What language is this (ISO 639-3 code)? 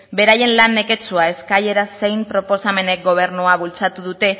eus